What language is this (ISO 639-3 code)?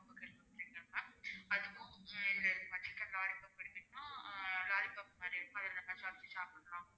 tam